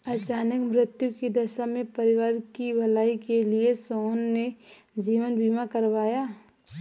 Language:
Hindi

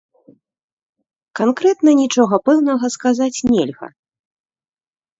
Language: Belarusian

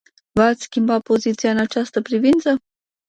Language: Romanian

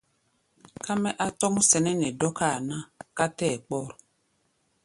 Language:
Gbaya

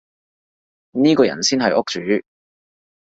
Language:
Cantonese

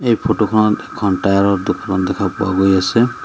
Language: Assamese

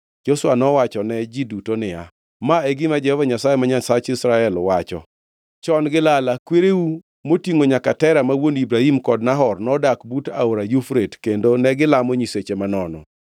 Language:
Luo (Kenya and Tanzania)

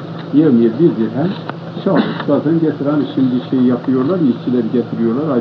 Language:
Turkish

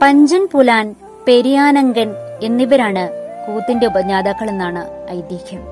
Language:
Malayalam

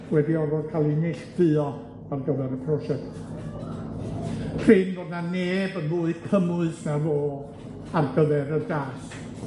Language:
Welsh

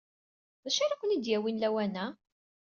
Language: Kabyle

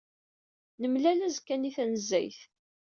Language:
Kabyle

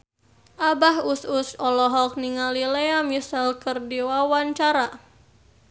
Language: Sundanese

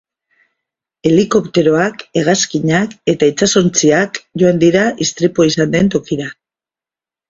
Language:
Basque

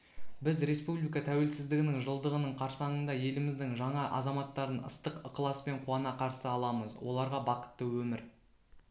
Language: Kazakh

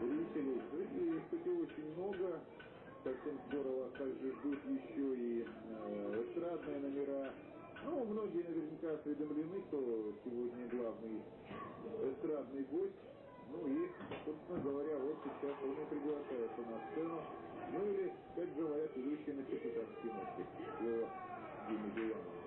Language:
Russian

